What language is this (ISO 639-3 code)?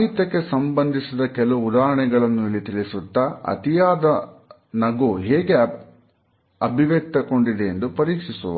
kan